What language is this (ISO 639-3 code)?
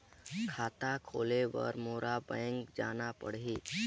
hne